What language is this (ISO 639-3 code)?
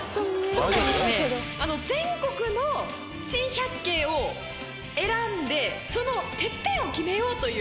jpn